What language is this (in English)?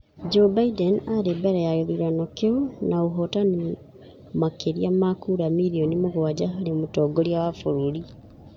Kikuyu